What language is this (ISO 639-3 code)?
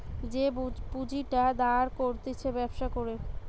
ben